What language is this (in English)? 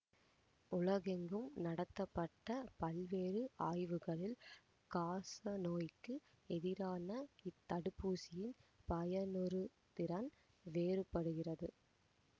Tamil